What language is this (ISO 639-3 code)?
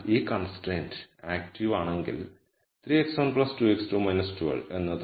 mal